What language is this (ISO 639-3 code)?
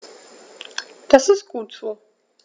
deu